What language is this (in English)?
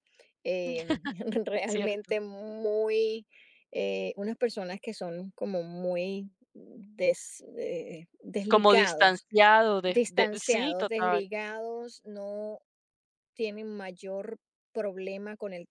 Spanish